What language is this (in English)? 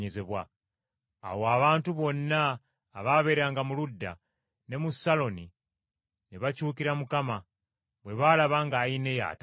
Ganda